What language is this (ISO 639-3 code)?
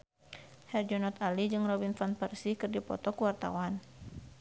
sun